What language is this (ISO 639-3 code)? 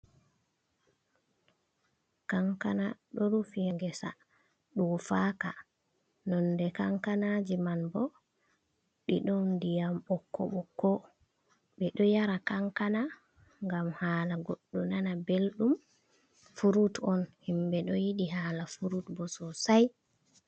ful